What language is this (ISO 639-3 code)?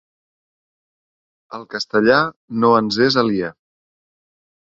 cat